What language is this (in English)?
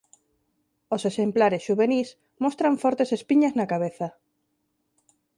Galician